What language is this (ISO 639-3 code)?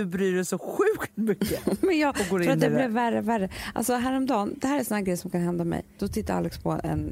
swe